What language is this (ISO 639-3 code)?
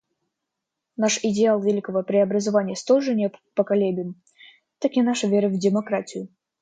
rus